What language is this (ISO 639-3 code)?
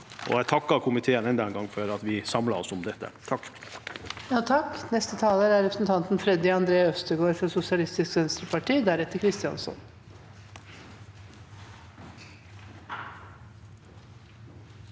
nor